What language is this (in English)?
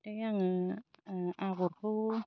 Bodo